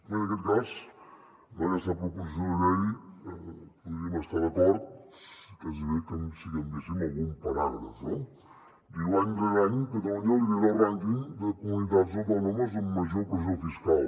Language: Catalan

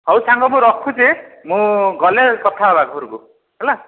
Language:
Odia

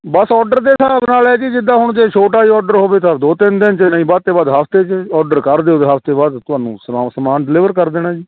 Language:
Punjabi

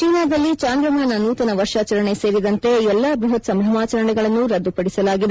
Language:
Kannada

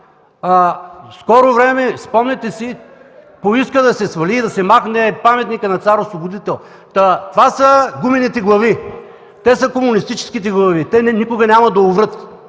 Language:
Bulgarian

